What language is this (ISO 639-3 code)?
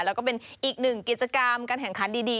tha